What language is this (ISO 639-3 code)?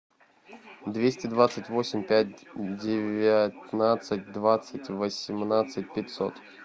rus